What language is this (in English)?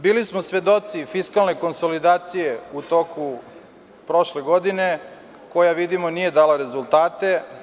Serbian